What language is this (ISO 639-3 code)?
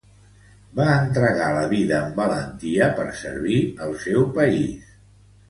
cat